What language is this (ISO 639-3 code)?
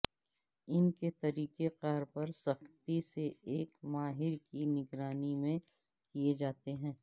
urd